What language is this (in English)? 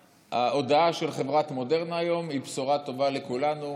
Hebrew